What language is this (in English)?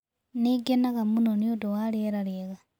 Kikuyu